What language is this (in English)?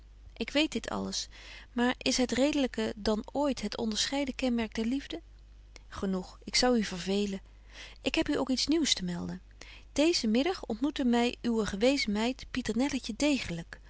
Dutch